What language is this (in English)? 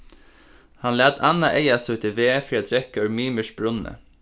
Faroese